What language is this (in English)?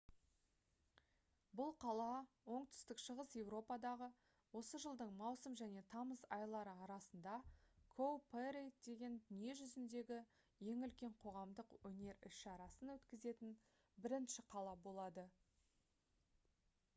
Kazakh